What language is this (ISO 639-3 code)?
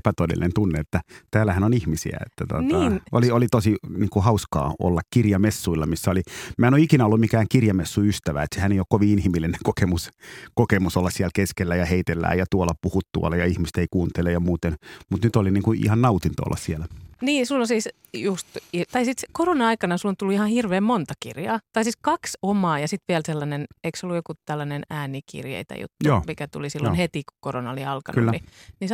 fin